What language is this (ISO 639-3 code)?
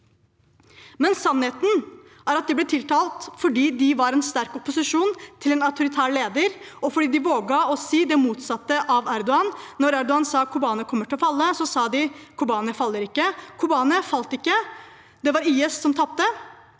nor